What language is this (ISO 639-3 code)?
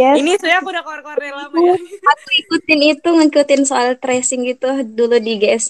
ind